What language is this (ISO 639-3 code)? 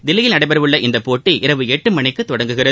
tam